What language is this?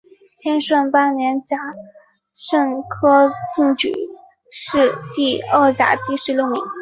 Chinese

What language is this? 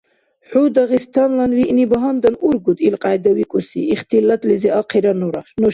Dargwa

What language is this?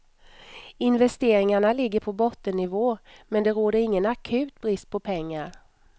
Swedish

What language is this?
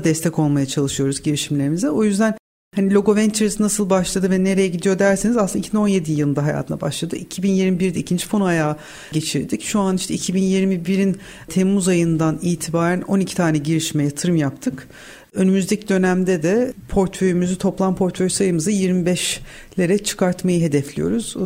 Turkish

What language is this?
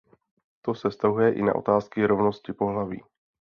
Czech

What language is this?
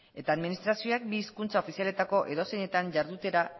Basque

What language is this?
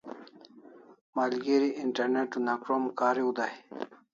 Kalasha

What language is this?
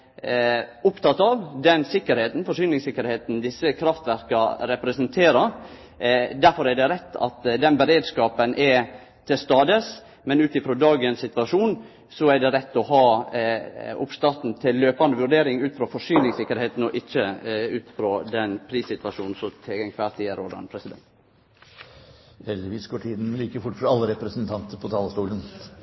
Norwegian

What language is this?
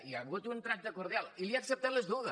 Catalan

